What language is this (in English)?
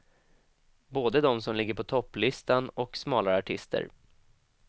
Swedish